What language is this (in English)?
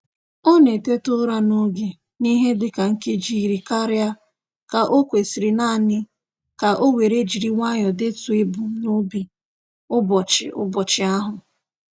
Igbo